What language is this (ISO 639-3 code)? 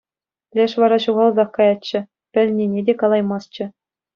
chv